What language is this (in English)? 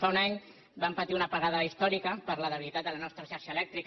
Catalan